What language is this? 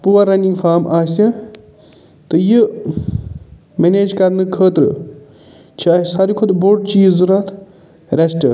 Kashmiri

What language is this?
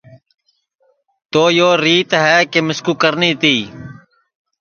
Sansi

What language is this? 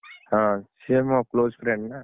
Odia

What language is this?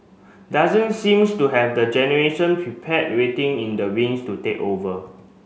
English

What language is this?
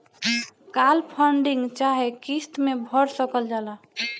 Bhojpuri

